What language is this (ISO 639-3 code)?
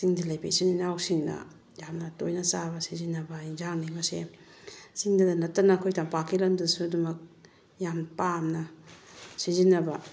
mni